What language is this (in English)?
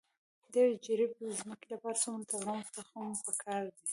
Pashto